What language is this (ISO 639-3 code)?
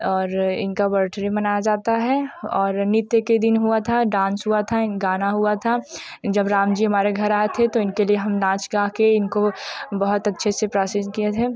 hin